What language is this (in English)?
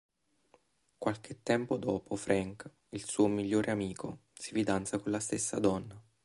Italian